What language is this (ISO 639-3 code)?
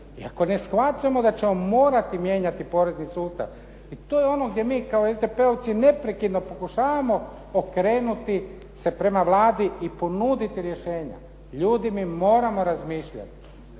hrv